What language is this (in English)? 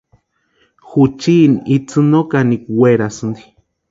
Western Highland Purepecha